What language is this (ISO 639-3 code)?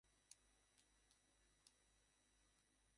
ben